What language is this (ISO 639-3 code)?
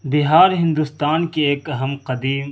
urd